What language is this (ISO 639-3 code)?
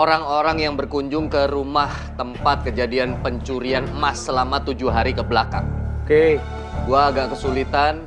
ind